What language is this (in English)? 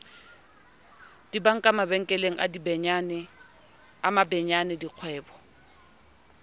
Southern Sotho